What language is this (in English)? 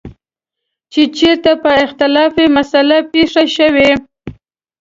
Pashto